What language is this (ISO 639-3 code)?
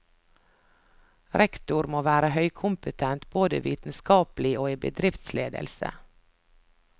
nor